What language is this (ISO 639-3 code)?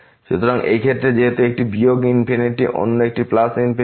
ben